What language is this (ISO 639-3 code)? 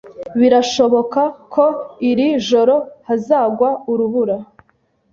kin